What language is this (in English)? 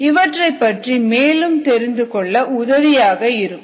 Tamil